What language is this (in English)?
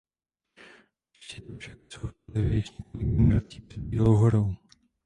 Czech